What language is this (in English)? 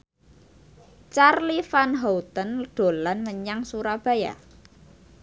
Javanese